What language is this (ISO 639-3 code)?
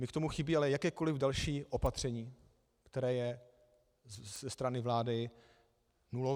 ces